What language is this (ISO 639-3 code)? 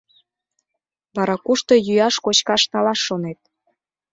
chm